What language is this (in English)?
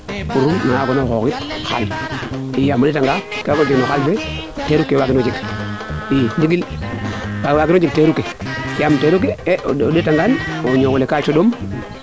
Serer